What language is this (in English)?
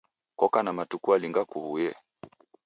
Taita